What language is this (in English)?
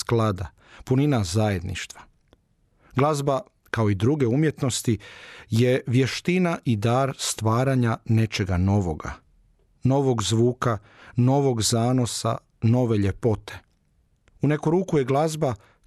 Croatian